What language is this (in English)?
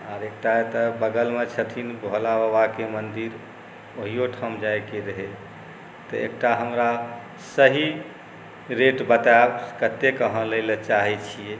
Maithili